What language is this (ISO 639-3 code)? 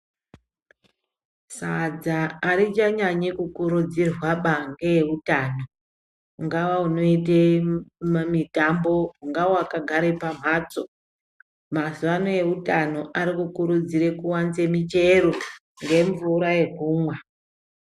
ndc